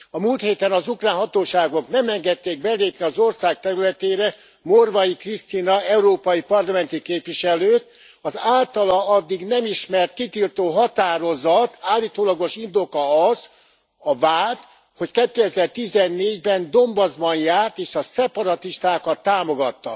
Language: Hungarian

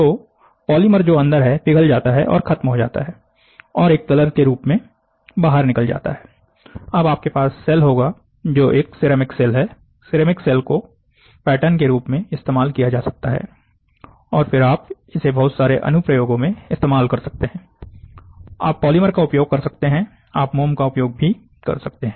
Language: Hindi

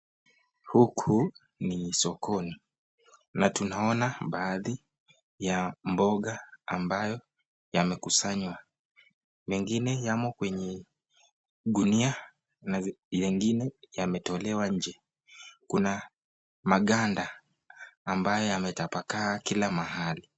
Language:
Swahili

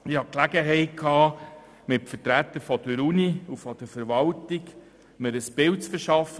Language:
Swiss German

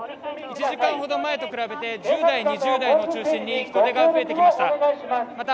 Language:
Japanese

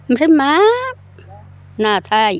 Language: Bodo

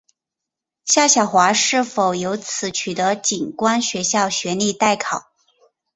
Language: Chinese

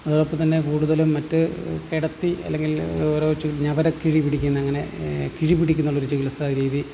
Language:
Malayalam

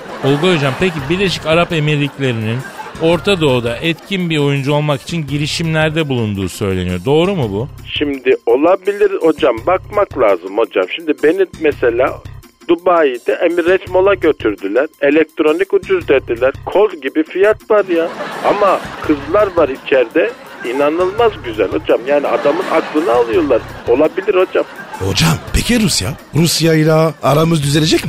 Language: Turkish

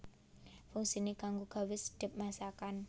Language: Javanese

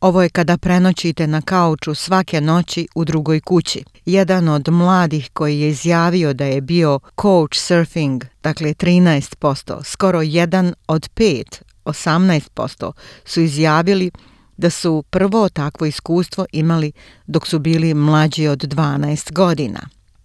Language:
Croatian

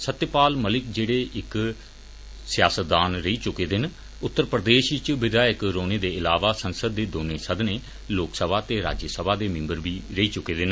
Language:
Dogri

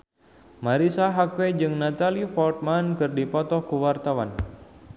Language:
Sundanese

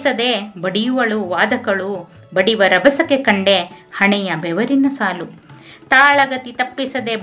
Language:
Kannada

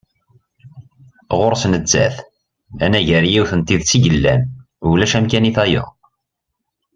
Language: Kabyle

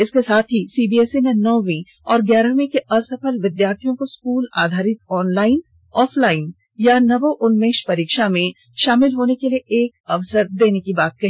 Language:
Hindi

